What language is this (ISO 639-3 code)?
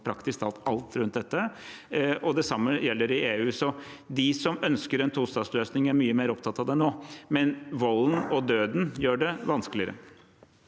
nor